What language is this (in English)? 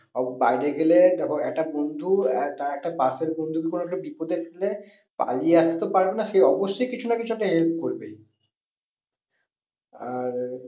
Bangla